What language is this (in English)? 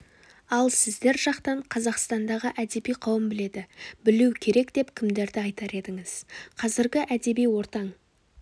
Kazakh